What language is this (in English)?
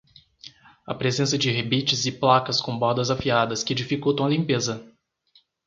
Portuguese